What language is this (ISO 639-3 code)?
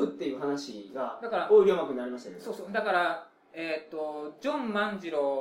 jpn